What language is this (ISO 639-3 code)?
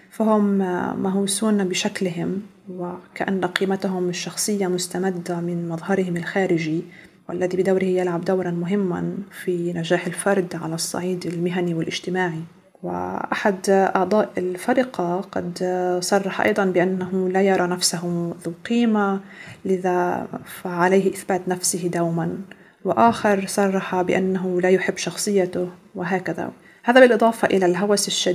ara